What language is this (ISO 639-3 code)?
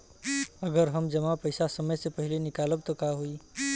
bho